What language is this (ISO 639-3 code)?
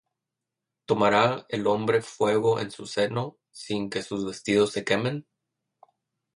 spa